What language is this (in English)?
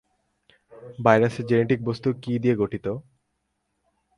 Bangla